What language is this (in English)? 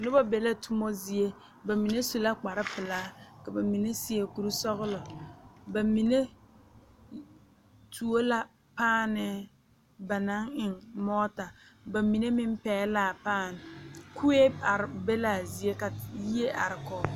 Southern Dagaare